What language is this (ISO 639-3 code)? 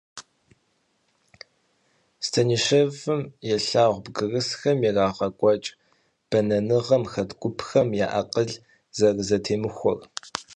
kbd